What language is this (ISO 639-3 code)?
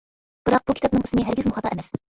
uig